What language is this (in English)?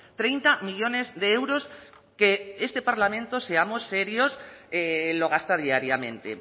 Spanish